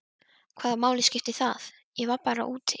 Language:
Icelandic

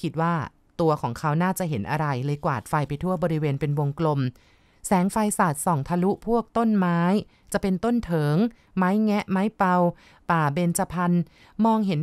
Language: Thai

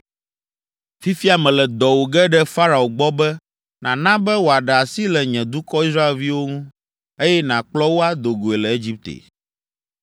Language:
Ewe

